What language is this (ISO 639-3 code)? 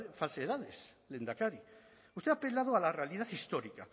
spa